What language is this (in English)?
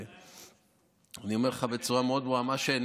Hebrew